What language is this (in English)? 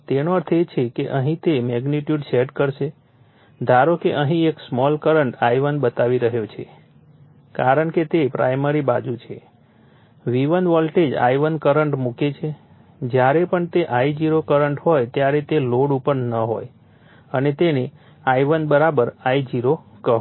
Gujarati